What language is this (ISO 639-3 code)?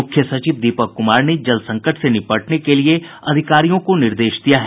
hin